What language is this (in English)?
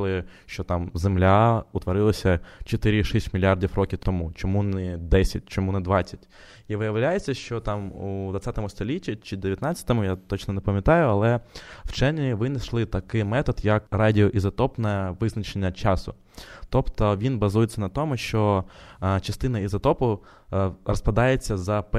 Ukrainian